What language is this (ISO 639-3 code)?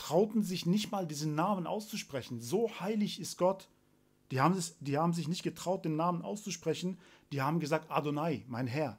deu